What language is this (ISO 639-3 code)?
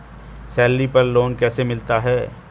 hin